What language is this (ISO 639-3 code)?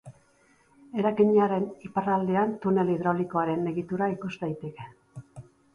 eus